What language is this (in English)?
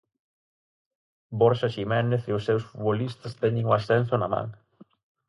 Galician